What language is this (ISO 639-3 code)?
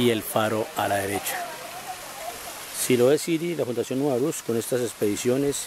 spa